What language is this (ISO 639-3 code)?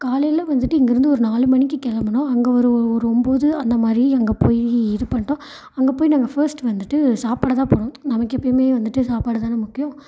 tam